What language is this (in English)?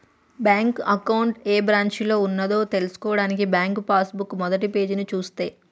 Telugu